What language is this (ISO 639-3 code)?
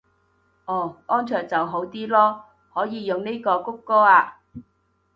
yue